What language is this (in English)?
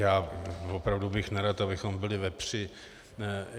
Czech